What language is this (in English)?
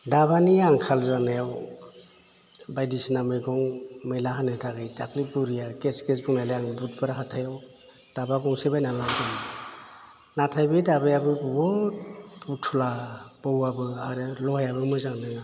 Bodo